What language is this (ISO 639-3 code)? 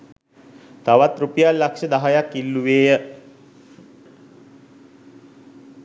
sin